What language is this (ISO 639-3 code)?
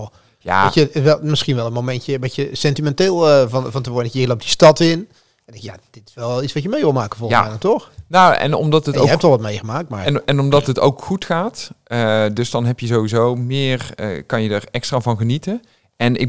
nld